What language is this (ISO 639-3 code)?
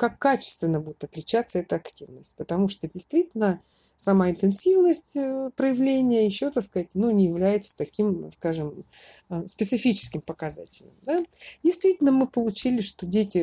rus